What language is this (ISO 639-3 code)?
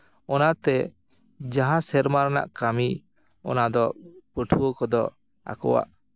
sat